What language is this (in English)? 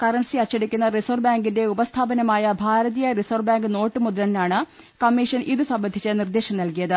Malayalam